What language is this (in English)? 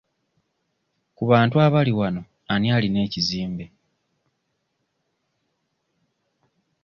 Ganda